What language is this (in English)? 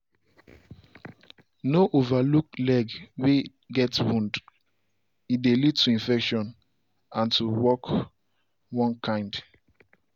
Nigerian Pidgin